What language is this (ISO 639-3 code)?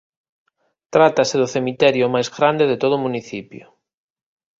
glg